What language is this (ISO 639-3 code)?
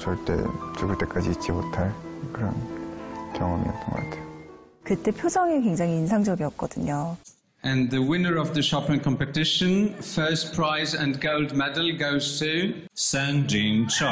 kor